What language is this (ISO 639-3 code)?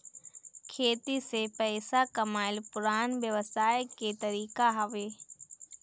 bho